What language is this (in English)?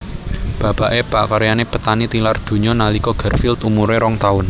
Javanese